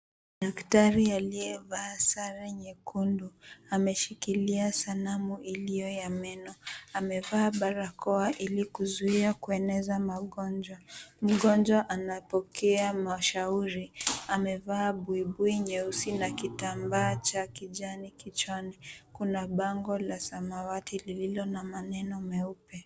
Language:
Swahili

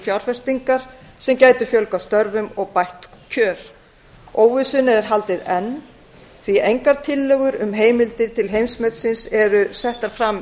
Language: Icelandic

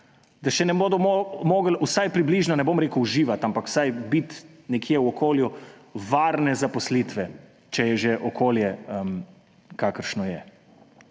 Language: Slovenian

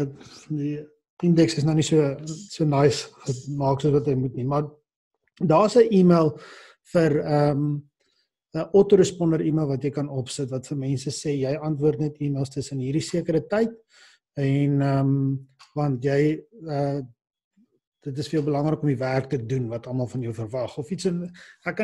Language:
Dutch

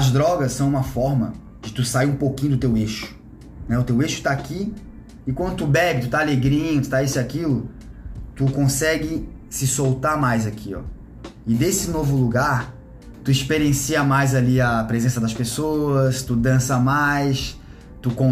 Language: Portuguese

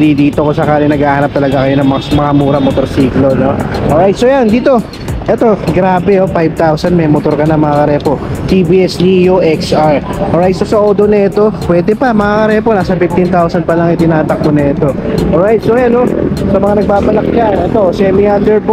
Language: Filipino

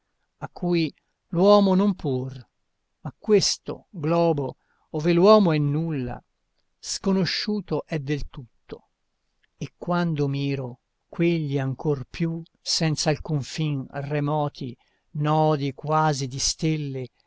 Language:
Italian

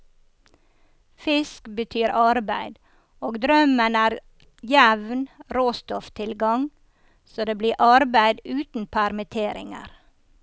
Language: Norwegian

